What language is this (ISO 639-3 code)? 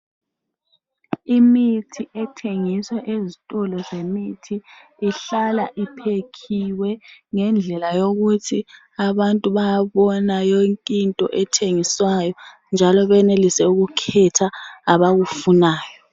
nde